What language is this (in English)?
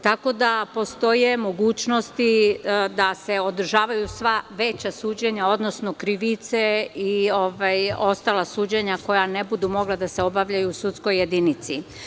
Serbian